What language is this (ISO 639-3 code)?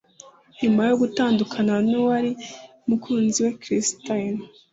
kin